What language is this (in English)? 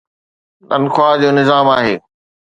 Sindhi